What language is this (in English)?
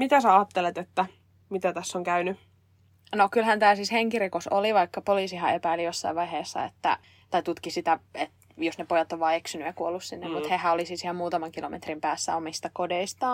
Finnish